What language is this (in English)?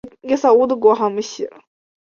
Chinese